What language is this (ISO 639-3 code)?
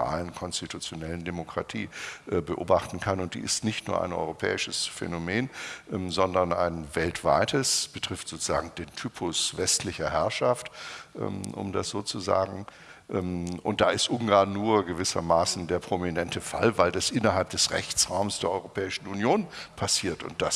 deu